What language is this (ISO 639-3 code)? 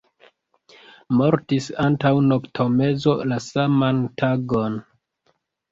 epo